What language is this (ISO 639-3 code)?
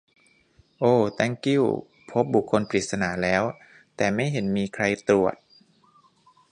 tha